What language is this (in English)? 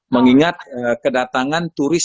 Indonesian